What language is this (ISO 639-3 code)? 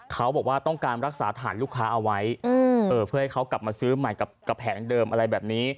tha